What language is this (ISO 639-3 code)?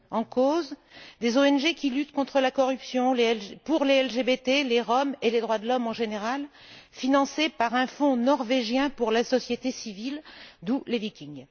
fra